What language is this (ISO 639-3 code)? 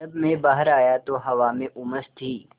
hin